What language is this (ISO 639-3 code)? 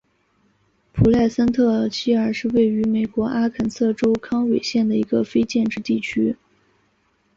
zho